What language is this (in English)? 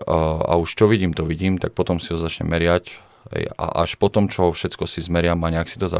Czech